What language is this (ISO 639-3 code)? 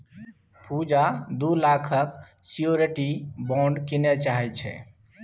mai